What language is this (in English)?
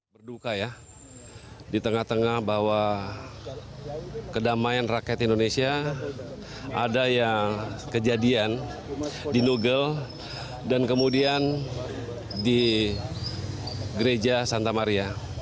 Indonesian